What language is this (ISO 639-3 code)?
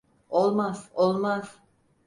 tur